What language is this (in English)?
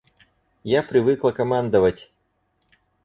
Russian